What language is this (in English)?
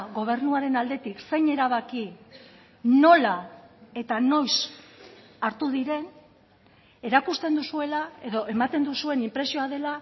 Basque